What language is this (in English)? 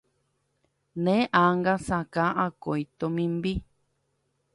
Guarani